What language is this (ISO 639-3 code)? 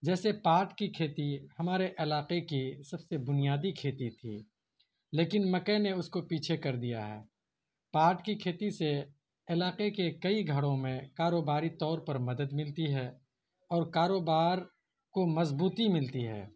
urd